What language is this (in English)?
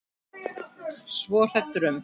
Icelandic